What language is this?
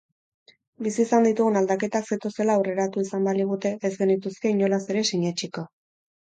Basque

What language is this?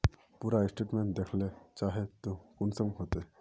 Magahi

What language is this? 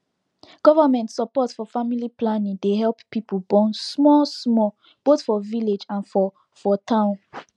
Nigerian Pidgin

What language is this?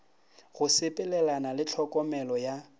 Northern Sotho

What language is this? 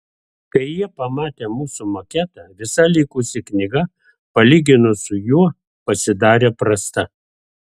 Lithuanian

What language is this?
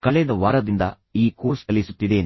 Kannada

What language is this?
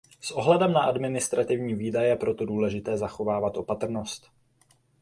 Czech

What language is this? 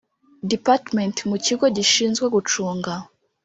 Kinyarwanda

